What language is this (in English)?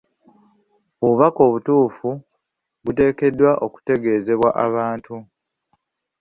Ganda